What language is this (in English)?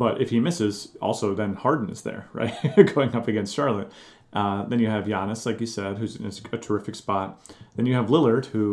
English